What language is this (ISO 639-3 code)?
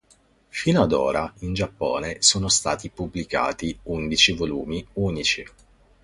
ita